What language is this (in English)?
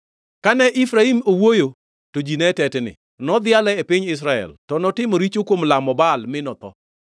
Luo (Kenya and Tanzania)